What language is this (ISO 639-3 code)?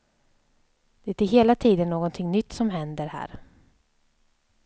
swe